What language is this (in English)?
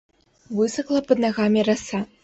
Belarusian